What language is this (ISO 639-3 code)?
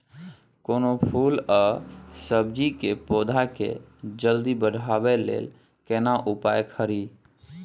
mai